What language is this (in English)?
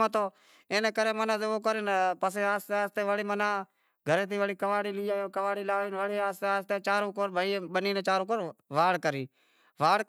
Wadiyara Koli